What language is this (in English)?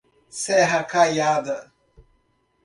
Portuguese